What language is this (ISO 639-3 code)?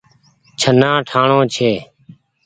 gig